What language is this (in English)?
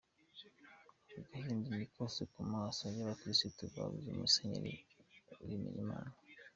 Kinyarwanda